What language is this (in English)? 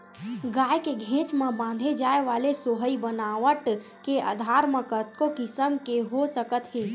Chhattisgarhi